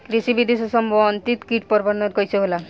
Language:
Bhojpuri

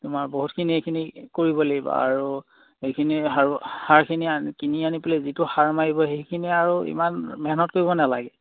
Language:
Assamese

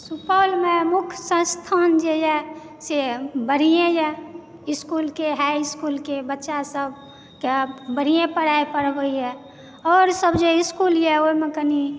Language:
Maithili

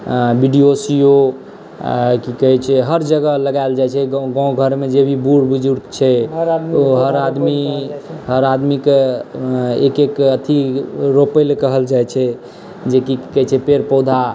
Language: Maithili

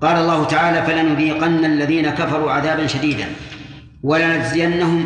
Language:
Arabic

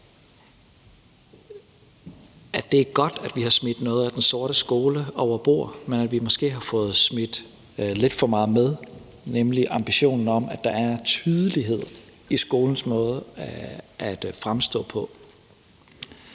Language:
Danish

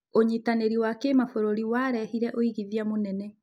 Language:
Kikuyu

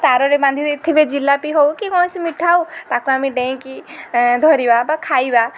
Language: Odia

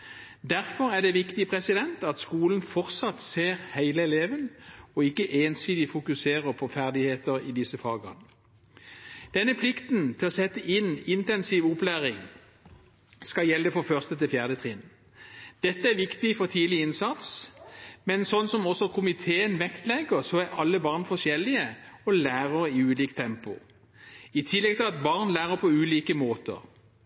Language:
Norwegian Bokmål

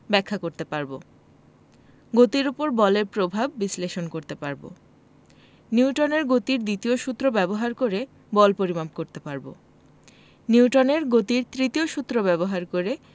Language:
Bangla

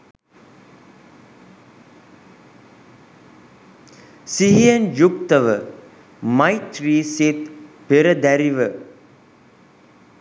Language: Sinhala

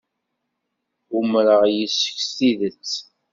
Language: Kabyle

